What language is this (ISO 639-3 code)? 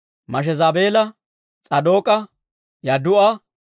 dwr